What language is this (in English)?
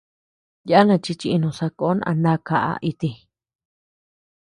Tepeuxila Cuicatec